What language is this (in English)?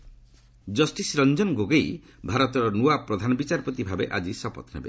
Odia